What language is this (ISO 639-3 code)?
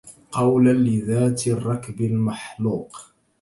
ara